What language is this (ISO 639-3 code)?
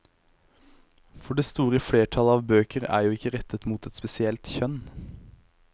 nor